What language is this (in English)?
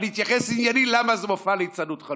Hebrew